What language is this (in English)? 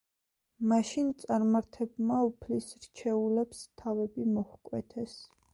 Georgian